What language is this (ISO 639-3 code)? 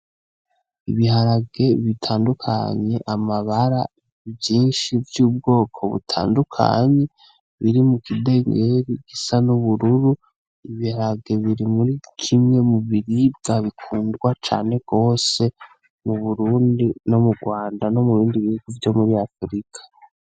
run